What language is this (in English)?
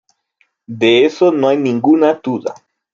Spanish